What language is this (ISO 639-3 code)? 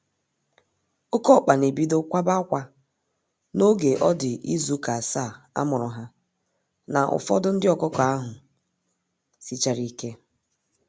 ibo